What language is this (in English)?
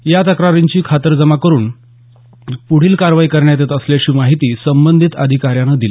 Marathi